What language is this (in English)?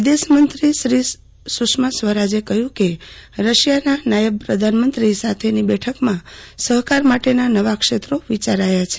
Gujarati